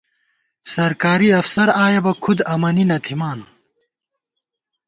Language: Gawar-Bati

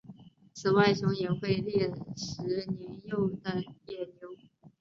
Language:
Chinese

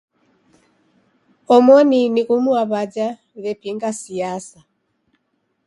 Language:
Taita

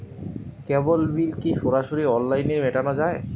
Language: Bangla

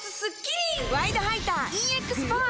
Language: Japanese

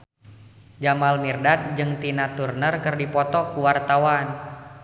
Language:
Sundanese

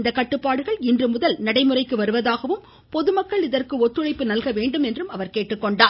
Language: Tamil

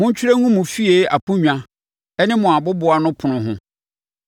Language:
Akan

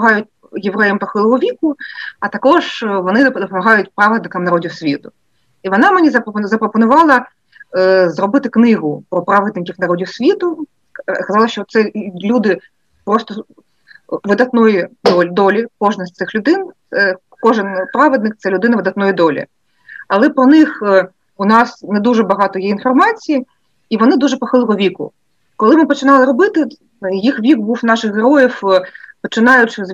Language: Ukrainian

